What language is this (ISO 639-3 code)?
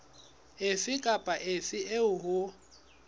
sot